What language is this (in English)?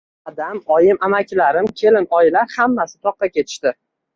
Uzbek